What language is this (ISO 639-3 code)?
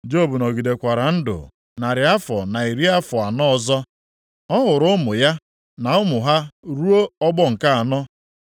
ibo